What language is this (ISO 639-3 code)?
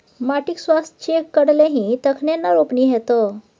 mai